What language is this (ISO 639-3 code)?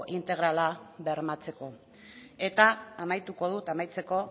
eus